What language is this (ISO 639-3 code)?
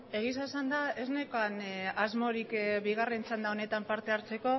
eus